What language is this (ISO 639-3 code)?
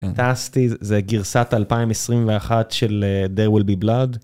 heb